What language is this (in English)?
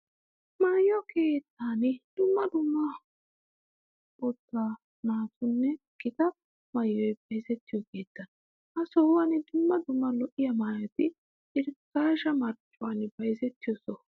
Wolaytta